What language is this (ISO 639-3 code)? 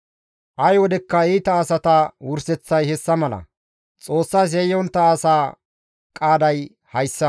gmv